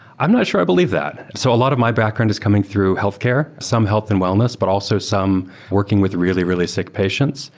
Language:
English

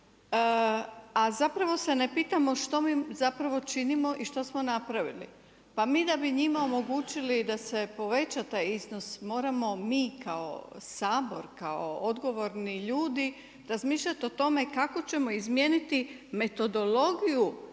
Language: Croatian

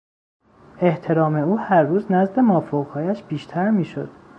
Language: Persian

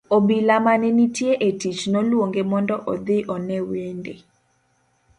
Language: Luo (Kenya and Tanzania)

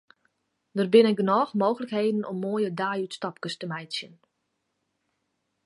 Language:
Western Frisian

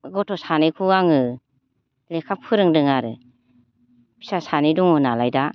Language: Bodo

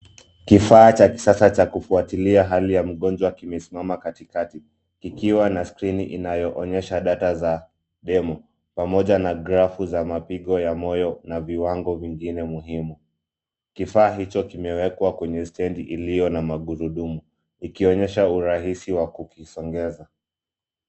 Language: Swahili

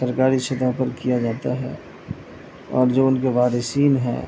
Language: Urdu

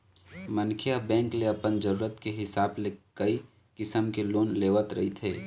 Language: Chhattisgarhi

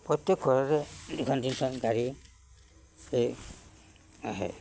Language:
Assamese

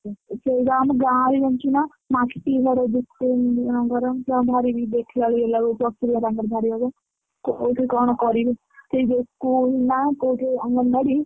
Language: Odia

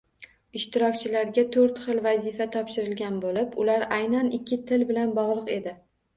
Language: Uzbek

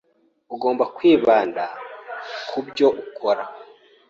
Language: Kinyarwanda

